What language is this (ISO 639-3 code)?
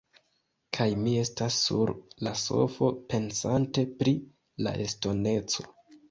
epo